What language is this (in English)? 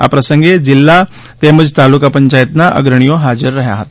Gujarati